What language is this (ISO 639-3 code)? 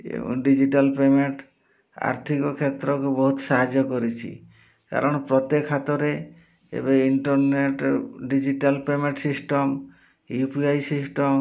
ori